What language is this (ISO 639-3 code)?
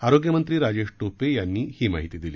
mar